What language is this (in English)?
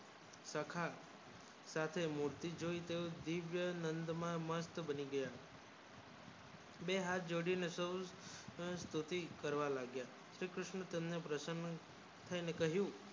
Gujarati